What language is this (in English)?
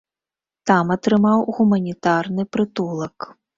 Belarusian